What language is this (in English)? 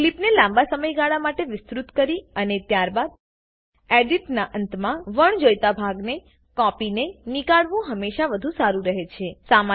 Gujarati